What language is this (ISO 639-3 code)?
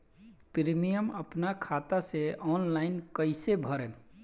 bho